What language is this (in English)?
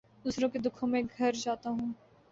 Urdu